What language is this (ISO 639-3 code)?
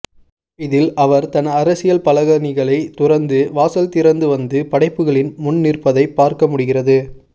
tam